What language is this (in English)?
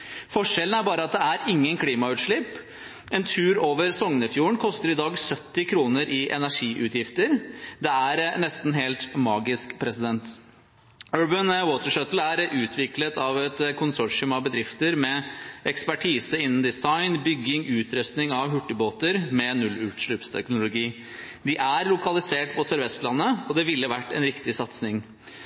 Norwegian Bokmål